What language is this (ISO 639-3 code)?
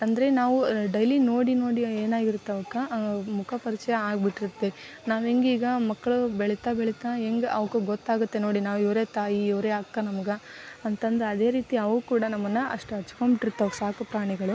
kan